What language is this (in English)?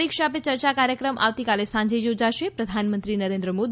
Gujarati